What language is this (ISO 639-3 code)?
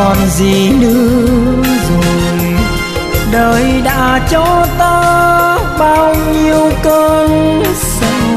vie